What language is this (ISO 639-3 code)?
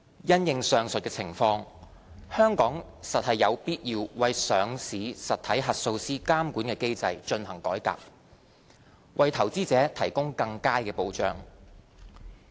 yue